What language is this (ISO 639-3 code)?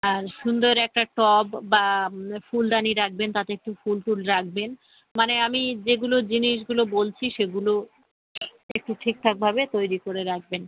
ben